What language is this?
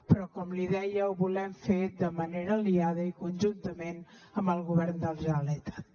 Catalan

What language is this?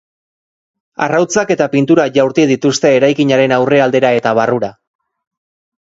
Basque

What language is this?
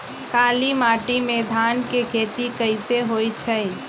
Magahi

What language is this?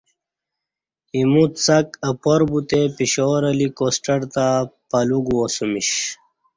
Kati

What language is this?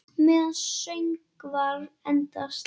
Icelandic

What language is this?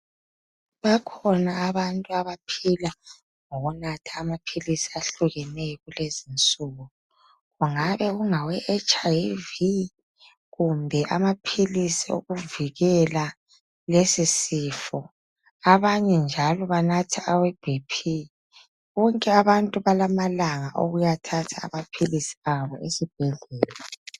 North Ndebele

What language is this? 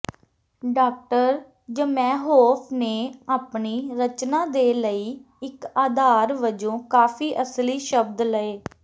Punjabi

